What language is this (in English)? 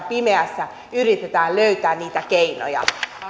Finnish